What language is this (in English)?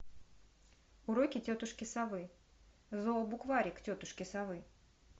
Russian